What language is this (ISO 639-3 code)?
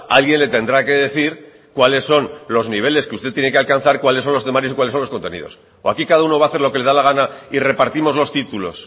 spa